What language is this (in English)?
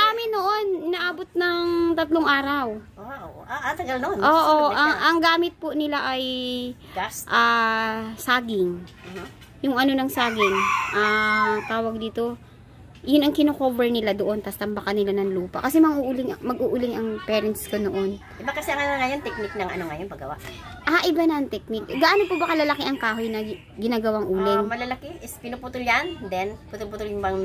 Filipino